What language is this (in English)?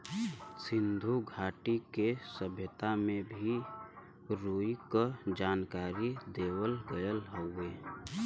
Bhojpuri